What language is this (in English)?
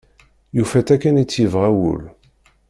Kabyle